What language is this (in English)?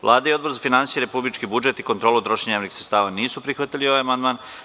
Serbian